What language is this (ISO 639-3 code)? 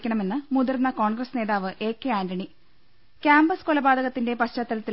mal